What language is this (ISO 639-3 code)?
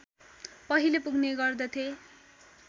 nep